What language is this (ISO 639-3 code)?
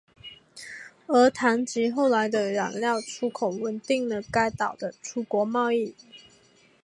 zho